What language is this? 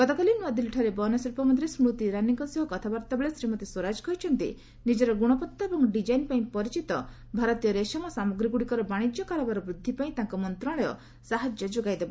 Odia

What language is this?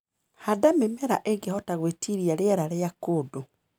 Kikuyu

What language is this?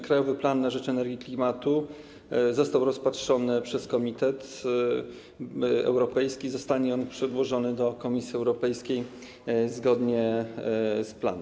Polish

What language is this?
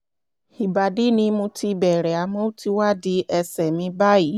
Yoruba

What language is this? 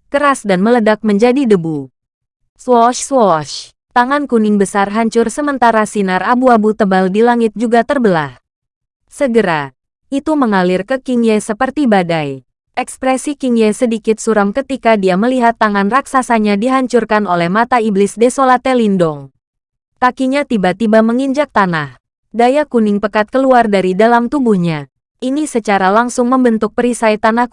Indonesian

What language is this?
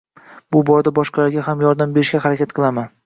Uzbek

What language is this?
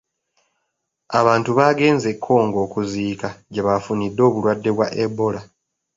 Ganda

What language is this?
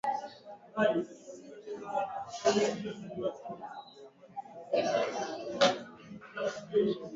Swahili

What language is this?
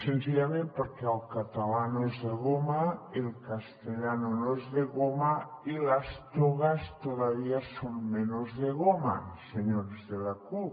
Catalan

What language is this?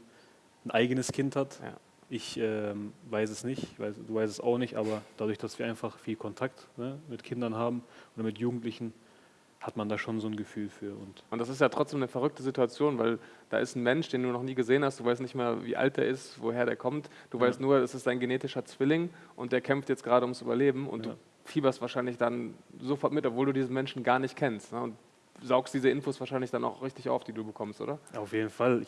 German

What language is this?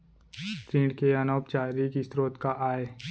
Chhattisgarhi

